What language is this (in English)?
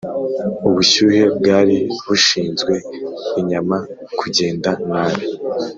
Kinyarwanda